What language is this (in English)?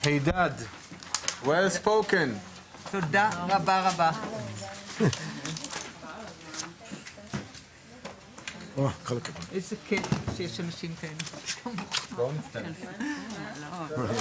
Hebrew